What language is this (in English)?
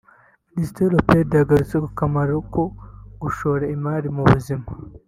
Kinyarwanda